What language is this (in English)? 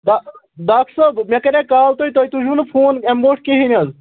Kashmiri